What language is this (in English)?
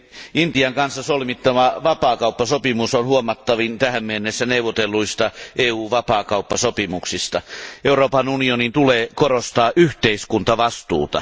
Finnish